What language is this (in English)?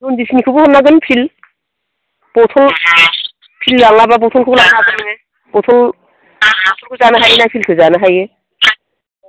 Bodo